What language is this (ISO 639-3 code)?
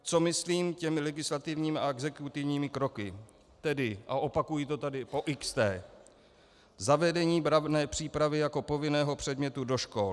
ces